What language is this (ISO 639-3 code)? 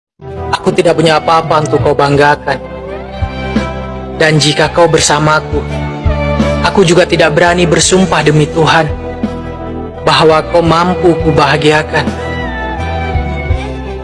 ind